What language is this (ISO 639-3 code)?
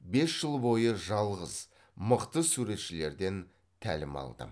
kaz